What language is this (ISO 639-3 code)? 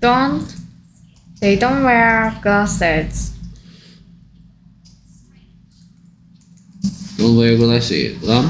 kor